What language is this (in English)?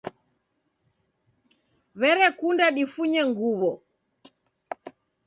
Taita